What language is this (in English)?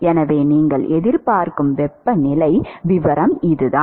Tamil